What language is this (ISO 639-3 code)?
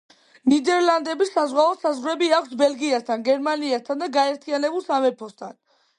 kat